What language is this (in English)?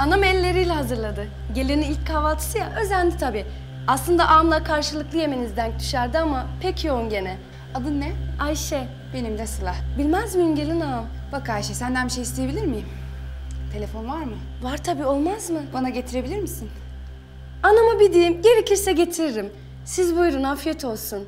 Turkish